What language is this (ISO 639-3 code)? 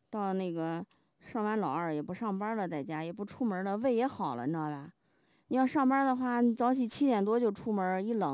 zho